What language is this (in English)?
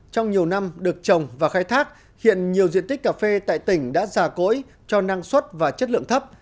Vietnamese